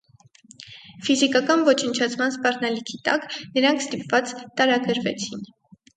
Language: Armenian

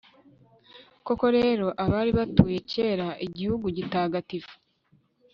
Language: Kinyarwanda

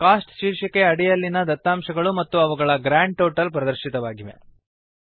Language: Kannada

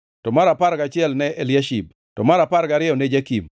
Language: Luo (Kenya and Tanzania)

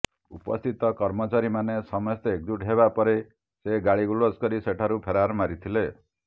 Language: Odia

